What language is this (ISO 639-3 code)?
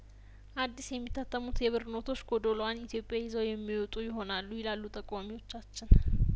amh